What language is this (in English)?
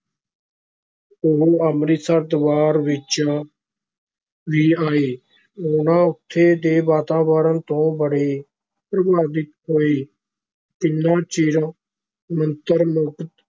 Punjabi